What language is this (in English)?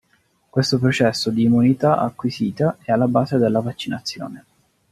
Italian